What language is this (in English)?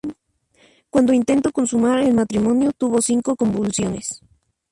Spanish